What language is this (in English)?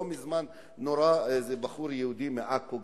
Hebrew